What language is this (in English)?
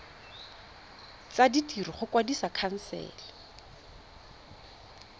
Tswana